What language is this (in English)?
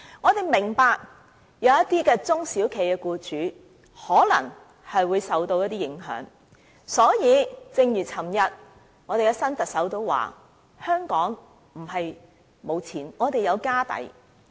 Cantonese